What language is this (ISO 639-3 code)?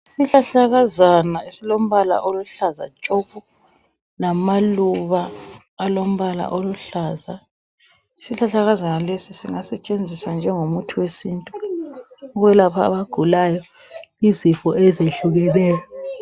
nde